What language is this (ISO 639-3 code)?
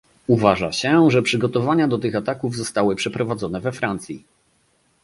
pol